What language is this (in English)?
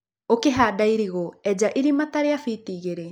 Kikuyu